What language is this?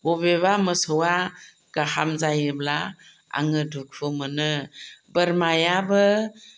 Bodo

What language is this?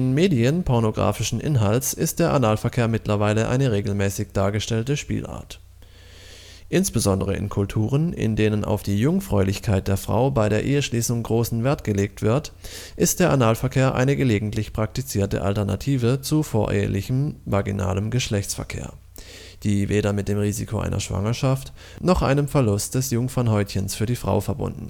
German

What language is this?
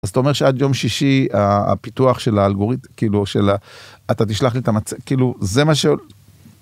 Hebrew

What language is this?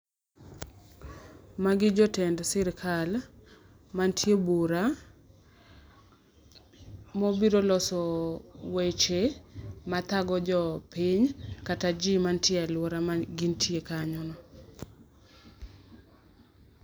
Luo (Kenya and Tanzania)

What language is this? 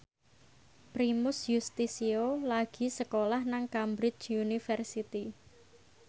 Javanese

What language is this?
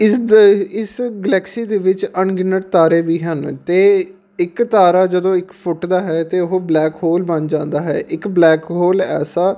Punjabi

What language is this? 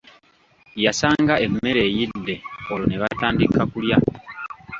Ganda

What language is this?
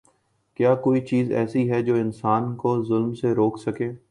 Urdu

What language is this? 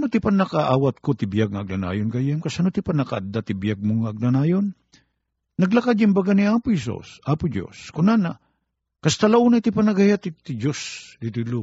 Filipino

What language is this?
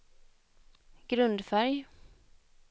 Swedish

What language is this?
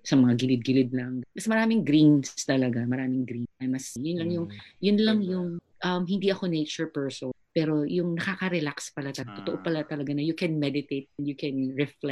Filipino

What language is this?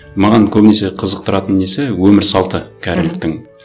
Kazakh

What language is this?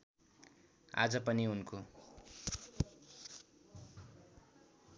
Nepali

